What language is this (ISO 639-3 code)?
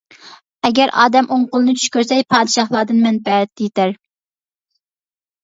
uig